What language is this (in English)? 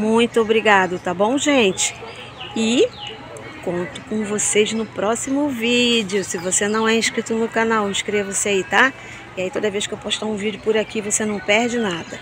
Portuguese